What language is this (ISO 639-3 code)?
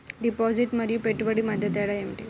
tel